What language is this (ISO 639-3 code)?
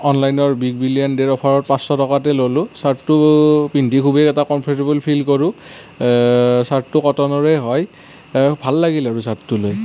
asm